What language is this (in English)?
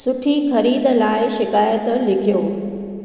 Sindhi